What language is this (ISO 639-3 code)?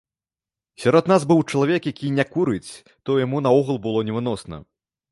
bel